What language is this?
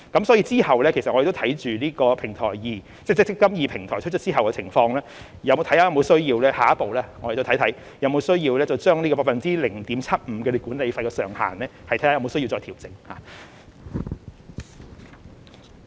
Cantonese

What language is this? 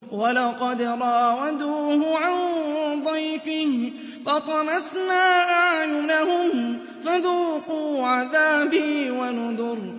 Arabic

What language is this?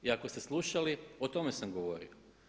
Croatian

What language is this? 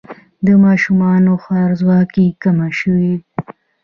Pashto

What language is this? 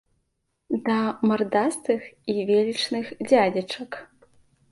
Belarusian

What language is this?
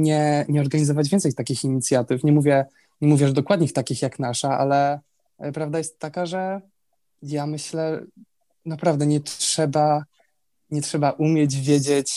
Polish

